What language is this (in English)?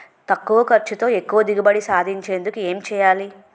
Telugu